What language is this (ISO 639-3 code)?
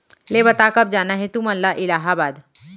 hne